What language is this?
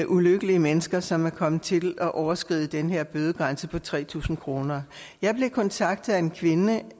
Danish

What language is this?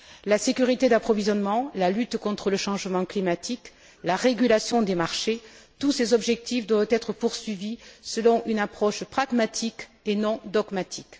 French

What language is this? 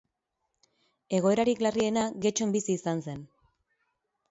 Basque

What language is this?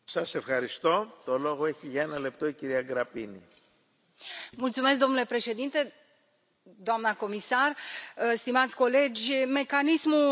Romanian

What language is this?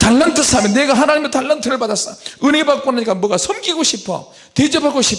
Korean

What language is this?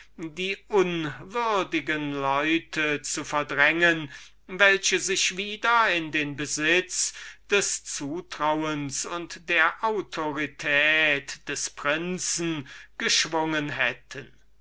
German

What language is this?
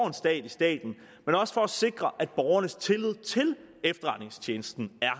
Danish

